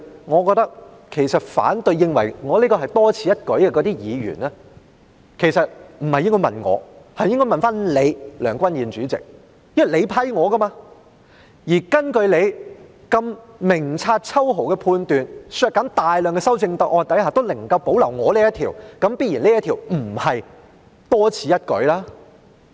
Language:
Cantonese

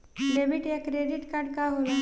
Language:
Bhojpuri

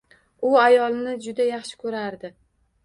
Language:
Uzbek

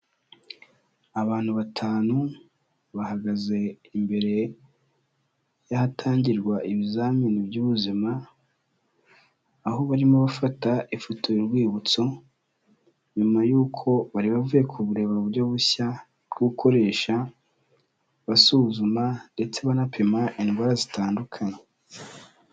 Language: Kinyarwanda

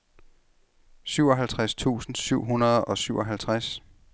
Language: Danish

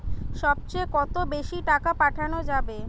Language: Bangla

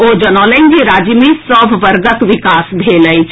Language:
Maithili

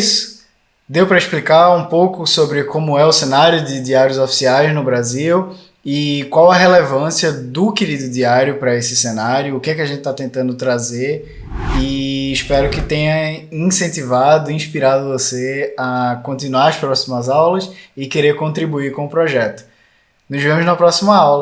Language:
Portuguese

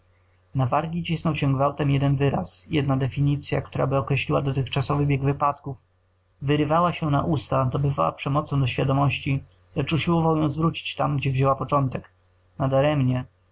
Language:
Polish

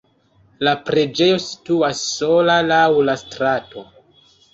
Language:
Esperanto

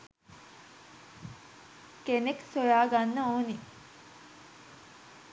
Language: Sinhala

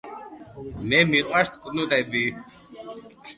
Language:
Georgian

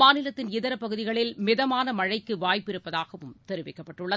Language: Tamil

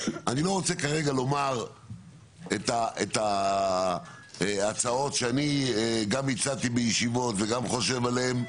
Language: Hebrew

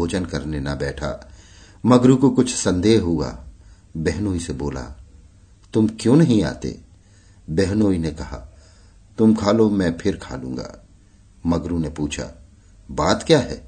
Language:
Hindi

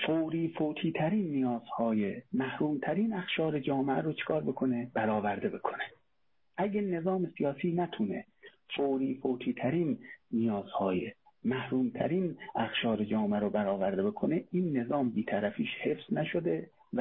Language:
Persian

